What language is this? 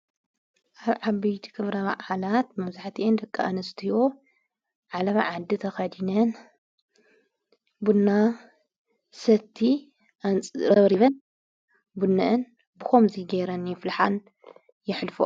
Tigrinya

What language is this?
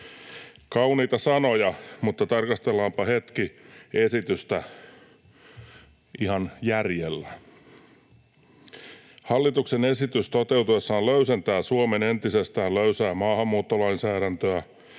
Finnish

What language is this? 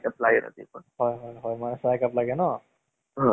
Assamese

